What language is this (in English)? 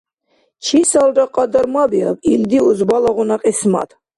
Dargwa